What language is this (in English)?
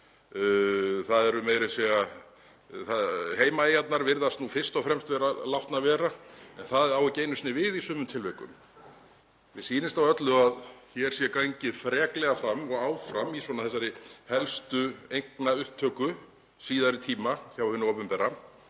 Icelandic